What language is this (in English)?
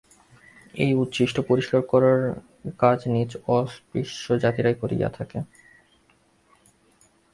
Bangla